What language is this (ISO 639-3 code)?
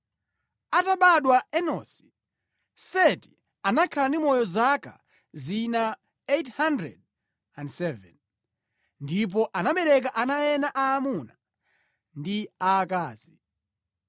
nya